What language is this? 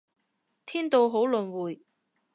Cantonese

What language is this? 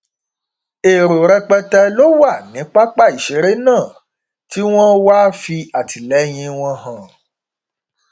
Yoruba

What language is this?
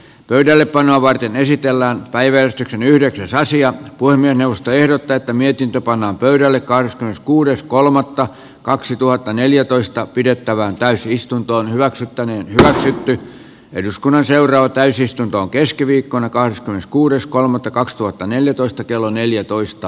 Finnish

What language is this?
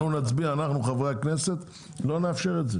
Hebrew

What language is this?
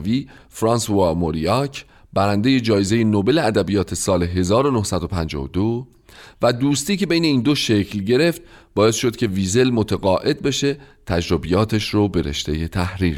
Persian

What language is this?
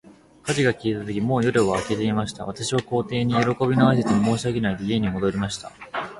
Japanese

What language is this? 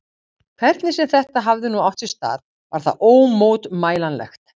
Icelandic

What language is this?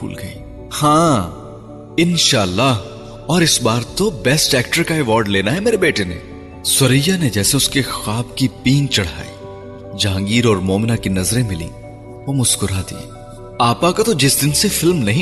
Urdu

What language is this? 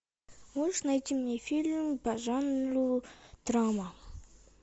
Russian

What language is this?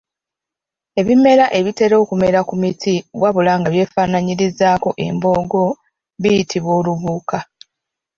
Ganda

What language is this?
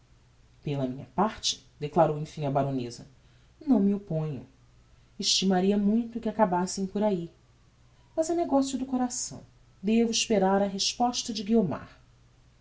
Portuguese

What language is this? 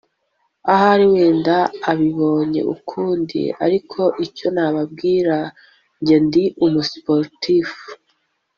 Kinyarwanda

